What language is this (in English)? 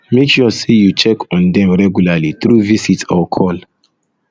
Nigerian Pidgin